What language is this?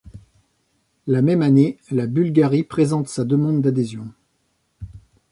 French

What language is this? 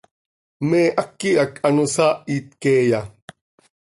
Seri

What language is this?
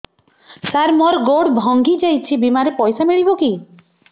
Odia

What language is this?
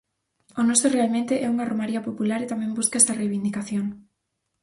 Galician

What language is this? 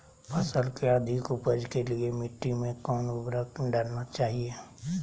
Magahi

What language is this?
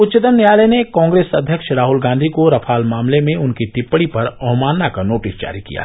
Hindi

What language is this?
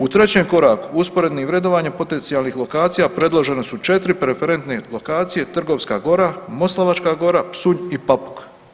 Croatian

